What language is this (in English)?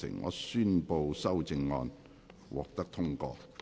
Cantonese